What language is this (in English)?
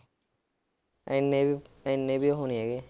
Punjabi